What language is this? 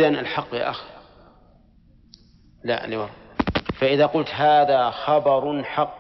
Arabic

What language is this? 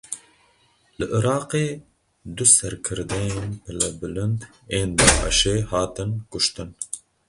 Kurdish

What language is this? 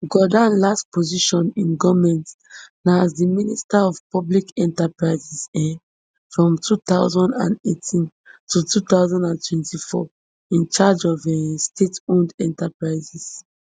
Nigerian Pidgin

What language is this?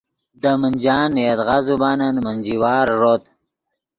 Yidgha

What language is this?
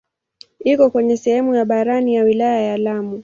Swahili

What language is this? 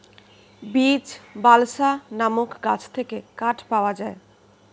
Bangla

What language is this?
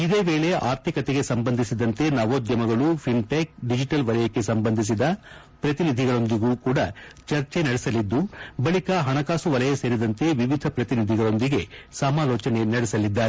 Kannada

